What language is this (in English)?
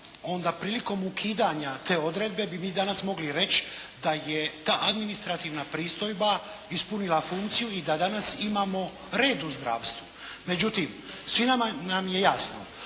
Croatian